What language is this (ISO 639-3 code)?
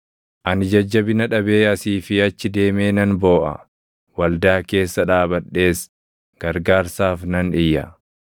orm